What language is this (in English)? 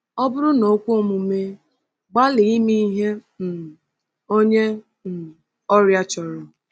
Igbo